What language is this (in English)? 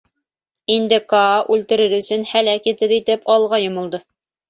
Bashkir